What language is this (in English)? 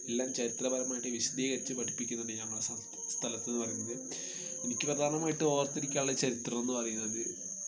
Malayalam